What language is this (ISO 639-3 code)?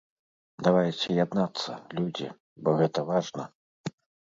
bel